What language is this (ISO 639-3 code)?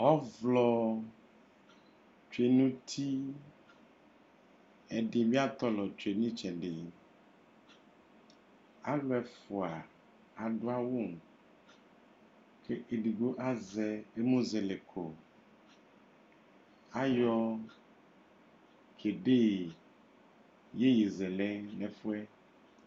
kpo